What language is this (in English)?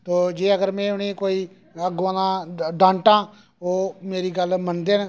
Dogri